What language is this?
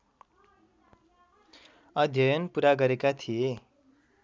Nepali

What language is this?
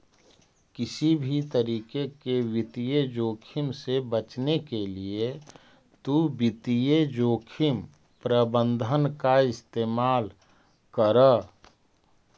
Magahi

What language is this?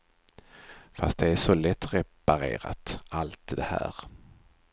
Swedish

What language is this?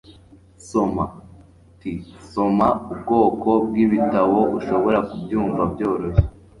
Kinyarwanda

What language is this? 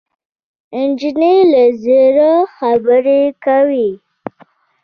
Pashto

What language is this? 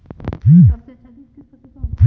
Hindi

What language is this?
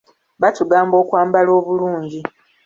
Ganda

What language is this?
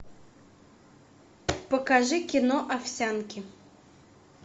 Russian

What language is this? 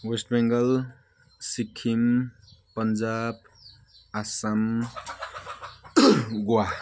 Nepali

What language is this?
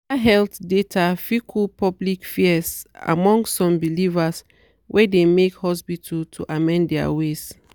Nigerian Pidgin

